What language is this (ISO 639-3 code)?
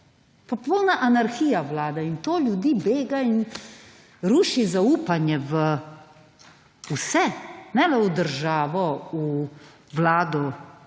slv